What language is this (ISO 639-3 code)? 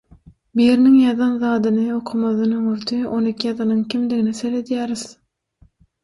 tuk